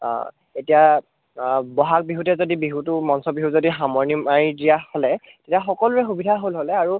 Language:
Assamese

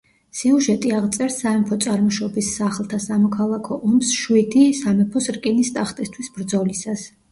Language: Georgian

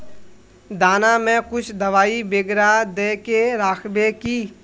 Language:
Magahi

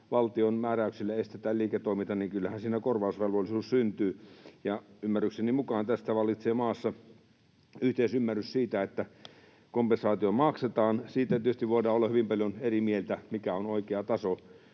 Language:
Finnish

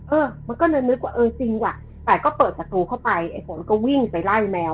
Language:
Thai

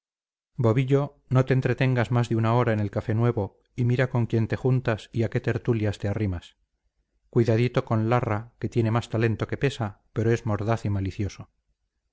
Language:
Spanish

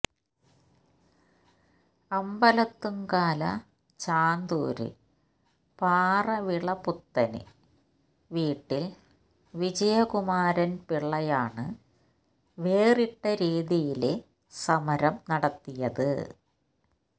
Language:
Malayalam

